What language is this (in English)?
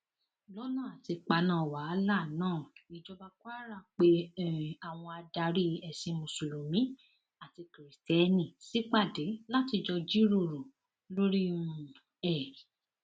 Yoruba